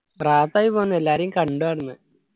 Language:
Malayalam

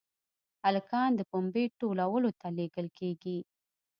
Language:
Pashto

